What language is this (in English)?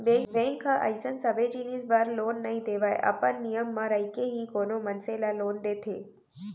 Chhattisgarhi